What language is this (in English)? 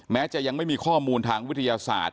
Thai